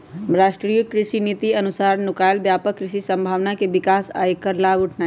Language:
Magahi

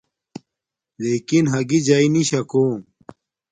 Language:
Domaaki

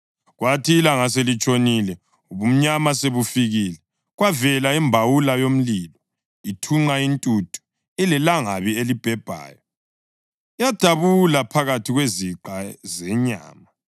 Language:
North Ndebele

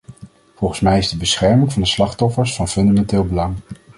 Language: Dutch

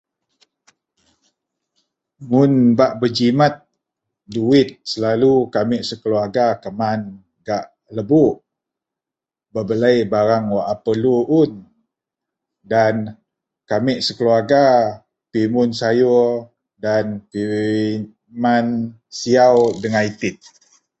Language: Central Melanau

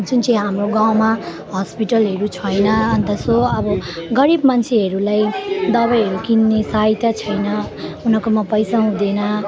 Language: Nepali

